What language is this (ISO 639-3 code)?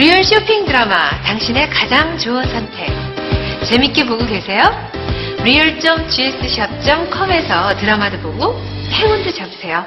kor